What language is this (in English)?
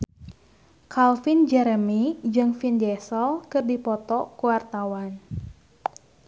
Sundanese